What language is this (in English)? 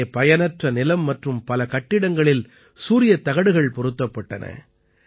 Tamil